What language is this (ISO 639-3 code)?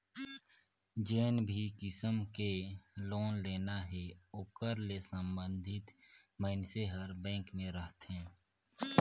hne